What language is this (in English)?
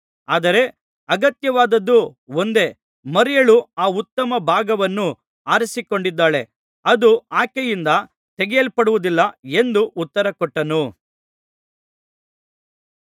Kannada